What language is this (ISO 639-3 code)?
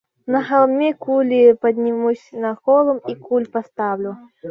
rus